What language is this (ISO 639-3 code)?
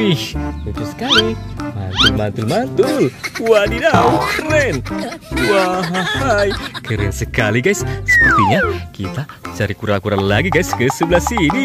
ind